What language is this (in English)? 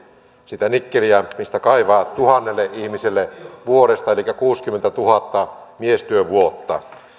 Finnish